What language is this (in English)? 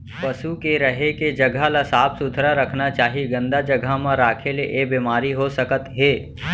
Chhattisgarhi